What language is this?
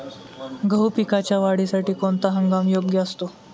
Marathi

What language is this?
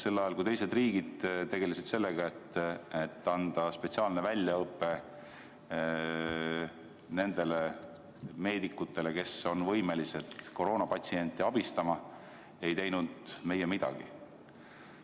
Estonian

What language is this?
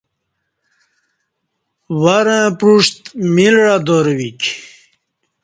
Kati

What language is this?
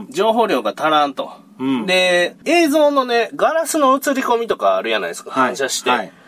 Japanese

